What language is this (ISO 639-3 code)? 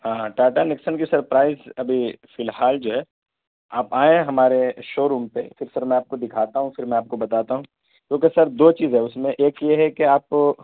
urd